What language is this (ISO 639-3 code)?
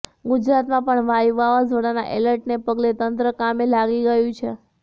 guj